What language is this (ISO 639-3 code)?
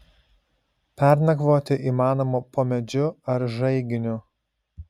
lit